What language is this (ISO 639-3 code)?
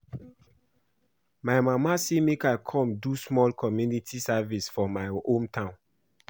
pcm